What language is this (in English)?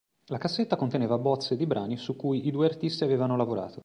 Italian